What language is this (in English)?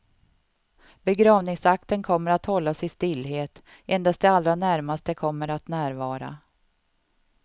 Swedish